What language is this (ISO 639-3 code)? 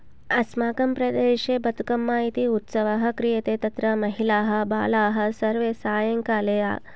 san